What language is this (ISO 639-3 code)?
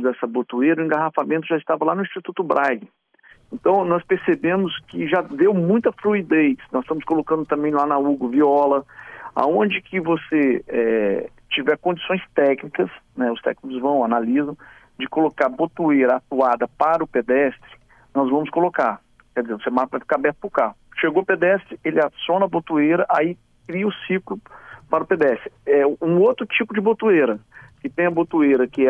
por